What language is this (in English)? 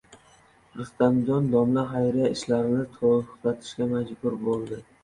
Uzbek